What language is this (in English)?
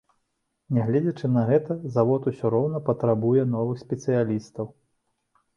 Belarusian